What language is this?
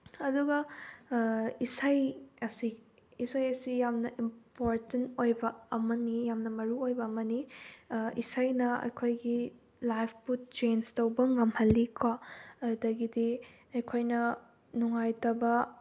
Manipuri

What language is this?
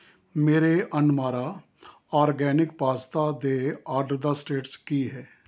Punjabi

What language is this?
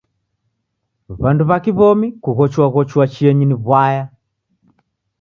Taita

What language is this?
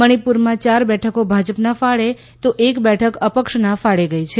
Gujarati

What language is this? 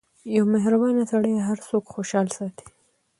Pashto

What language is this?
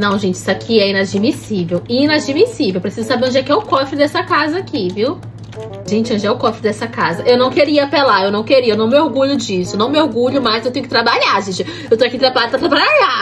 Portuguese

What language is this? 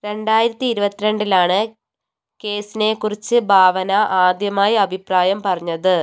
Malayalam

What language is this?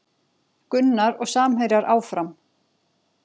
Icelandic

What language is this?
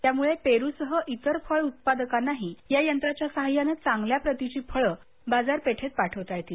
Marathi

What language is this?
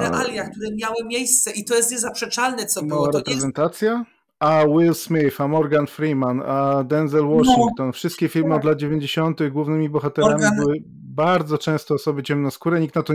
Polish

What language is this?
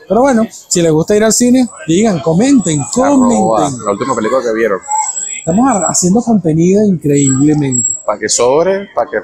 Spanish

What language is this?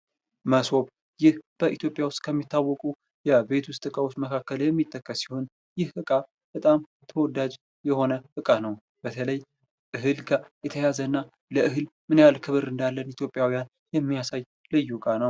Amharic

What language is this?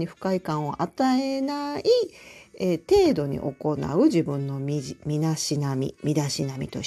Japanese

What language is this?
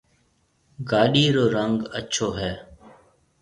Marwari (Pakistan)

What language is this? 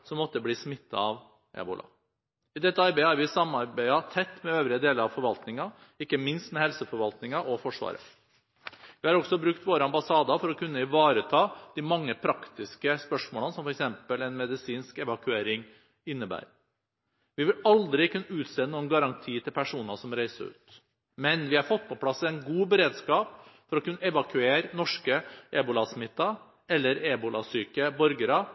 Norwegian Bokmål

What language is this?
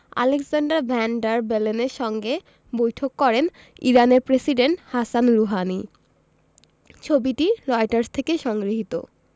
Bangla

